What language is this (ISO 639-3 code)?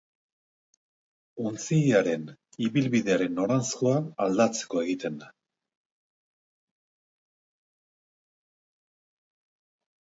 eus